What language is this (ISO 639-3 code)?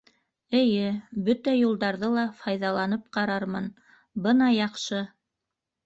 bak